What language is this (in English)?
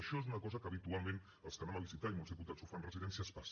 Catalan